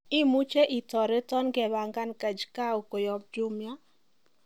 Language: Kalenjin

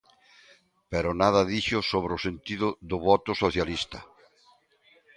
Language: Galician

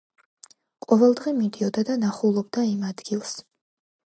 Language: Georgian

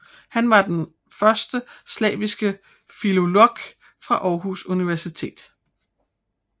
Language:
Danish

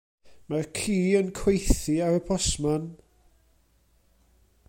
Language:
Welsh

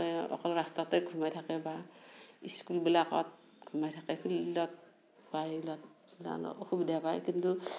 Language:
Assamese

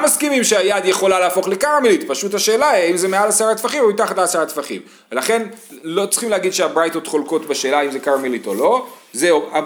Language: Hebrew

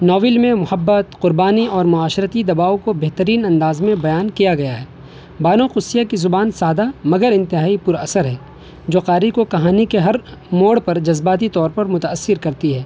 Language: Urdu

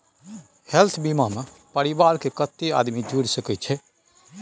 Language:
Maithili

